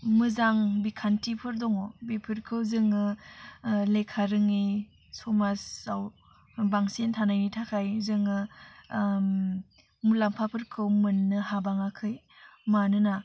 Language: Bodo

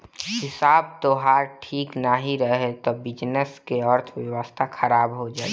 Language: Bhojpuri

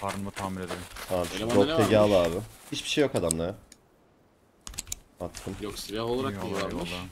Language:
Turkish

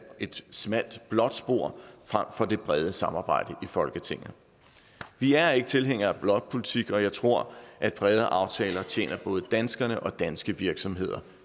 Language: Danish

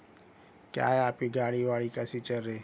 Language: Urdu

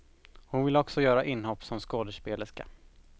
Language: Swedish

